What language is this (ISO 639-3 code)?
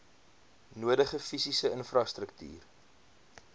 afr